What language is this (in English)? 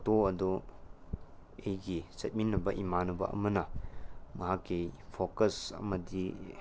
Manipuri